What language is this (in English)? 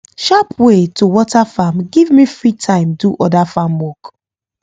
Nigerian Pidgin